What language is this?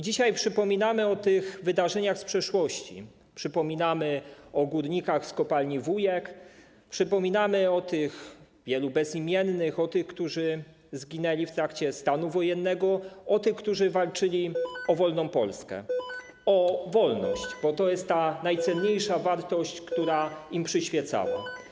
Polish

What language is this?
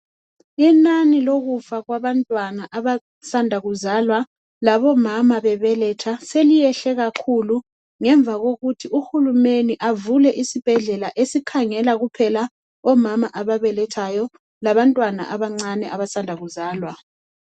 North Ndebele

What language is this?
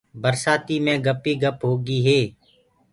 Gurgula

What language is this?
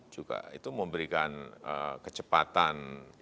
Indonesian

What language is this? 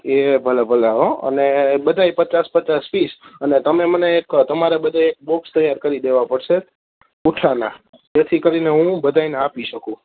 Gujarati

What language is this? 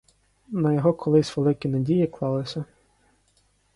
Ukrainian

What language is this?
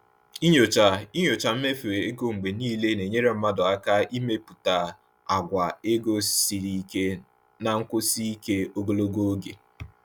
Igbo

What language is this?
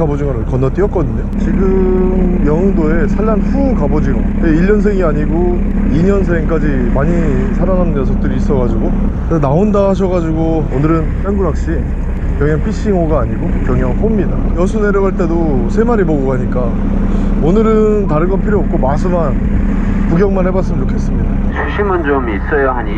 Korean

